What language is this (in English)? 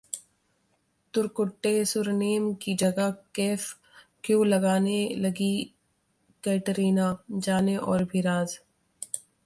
Hindi